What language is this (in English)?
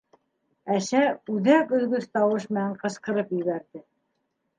Bashkir